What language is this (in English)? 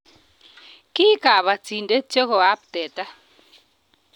Kalenjin